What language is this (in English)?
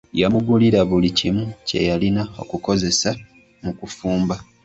Ganda